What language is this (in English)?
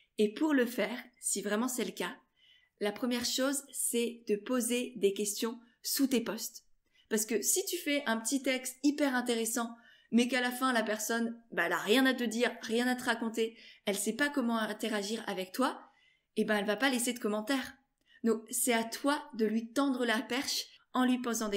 French